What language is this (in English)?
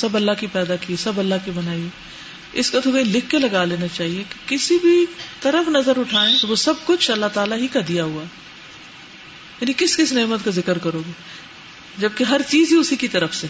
Urdu